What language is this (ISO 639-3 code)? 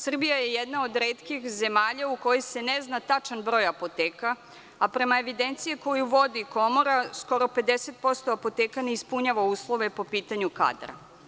srp